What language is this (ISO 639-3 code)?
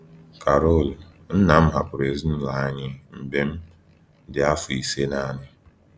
ibo